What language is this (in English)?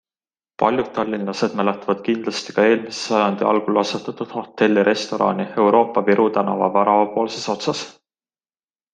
Estonian